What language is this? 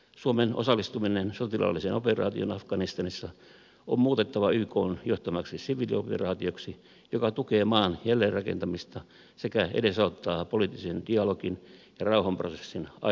Finnish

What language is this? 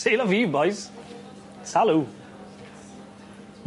Welsh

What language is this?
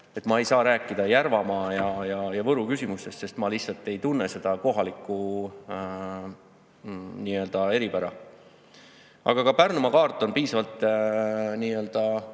Estonian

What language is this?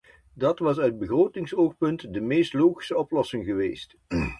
Dutch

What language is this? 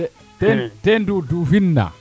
Serer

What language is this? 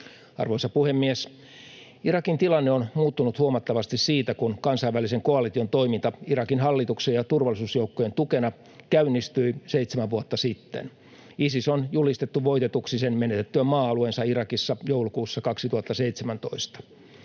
Finnish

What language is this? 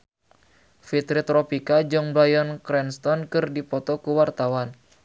Sundanese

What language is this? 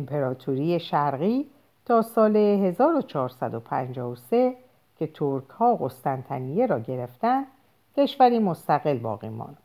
Persian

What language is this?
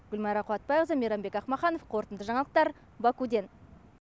Kazakh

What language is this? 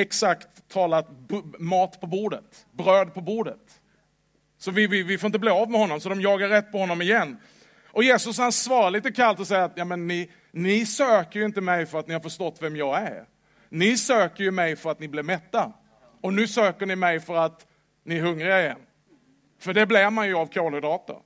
Swedish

